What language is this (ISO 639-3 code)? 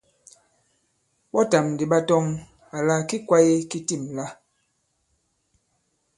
abb